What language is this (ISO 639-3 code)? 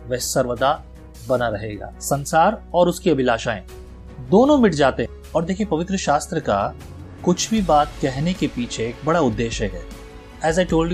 hin